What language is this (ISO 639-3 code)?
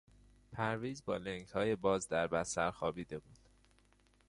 fas